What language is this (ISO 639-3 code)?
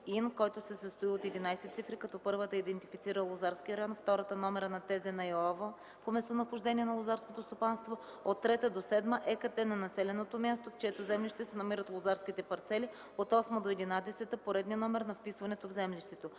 bul